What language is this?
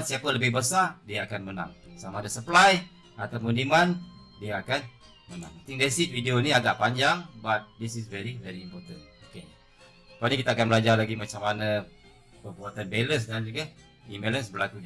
Malay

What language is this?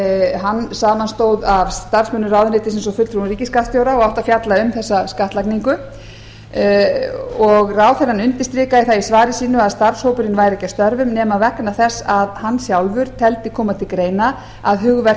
Icelandic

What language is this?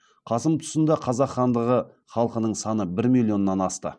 Kazakh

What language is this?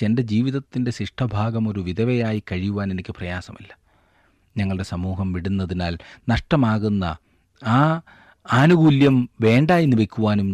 Malayalam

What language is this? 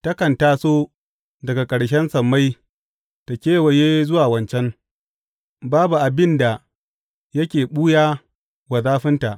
Hausa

